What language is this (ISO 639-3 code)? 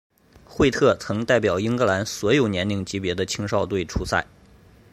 zho